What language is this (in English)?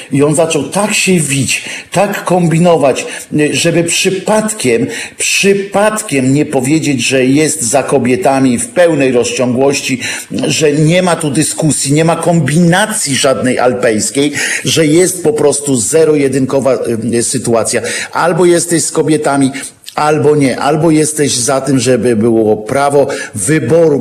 Polish